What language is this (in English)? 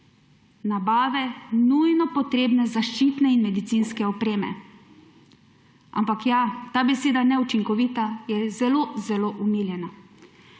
Slovenian